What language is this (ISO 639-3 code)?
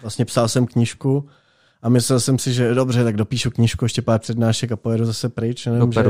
ces